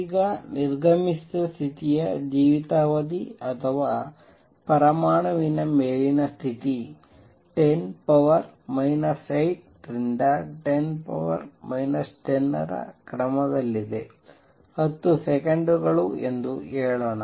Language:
Kannada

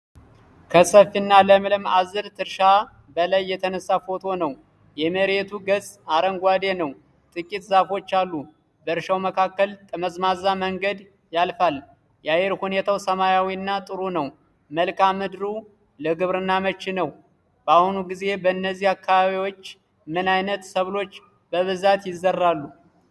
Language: Amharic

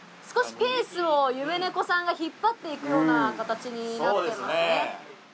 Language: Japanese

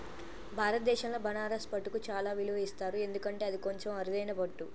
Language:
Telugu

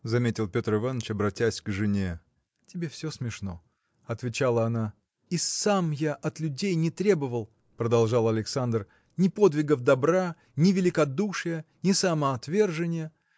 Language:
Russian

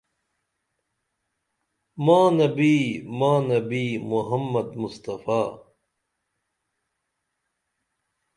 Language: Dameli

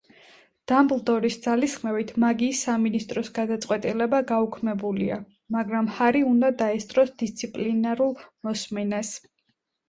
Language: Georgian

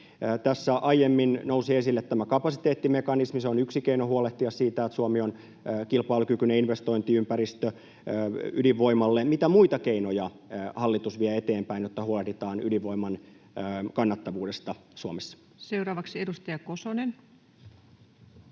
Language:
Finnish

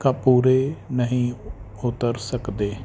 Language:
Punjabi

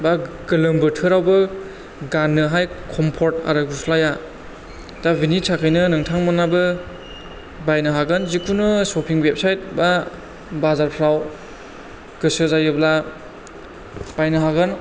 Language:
Bodo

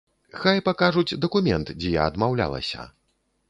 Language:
Belarusian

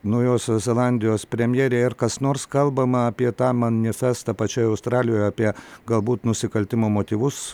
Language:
Lithuanian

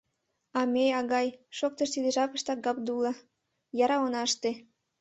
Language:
Mari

